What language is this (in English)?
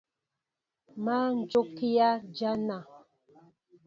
Mbo (Cameroon)